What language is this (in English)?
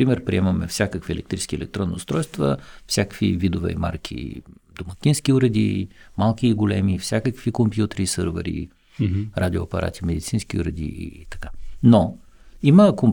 Bulgarian